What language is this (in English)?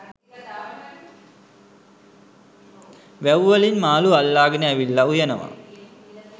Sinhala